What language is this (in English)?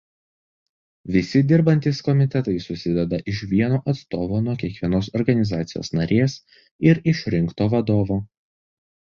Lithuanian